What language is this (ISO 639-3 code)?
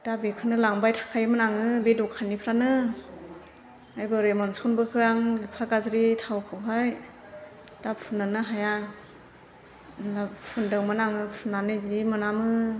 brx